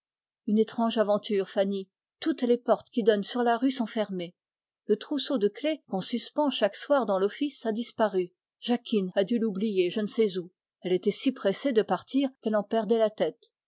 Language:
French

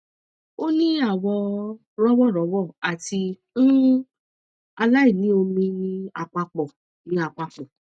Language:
Yoruba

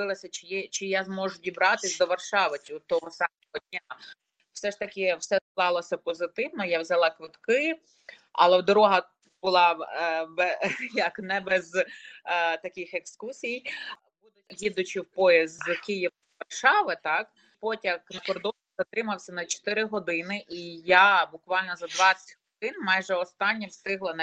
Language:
Ukrainian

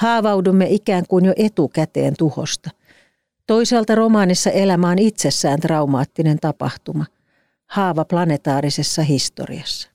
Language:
Finnish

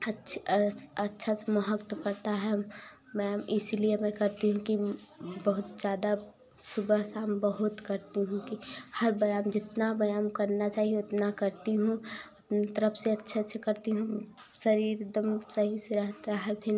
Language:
Hindi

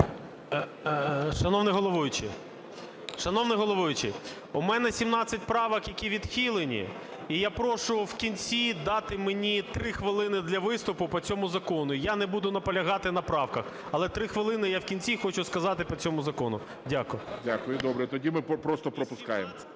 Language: Ukrainian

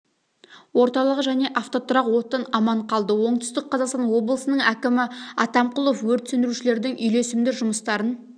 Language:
Kazakh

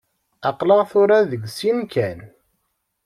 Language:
Kabyle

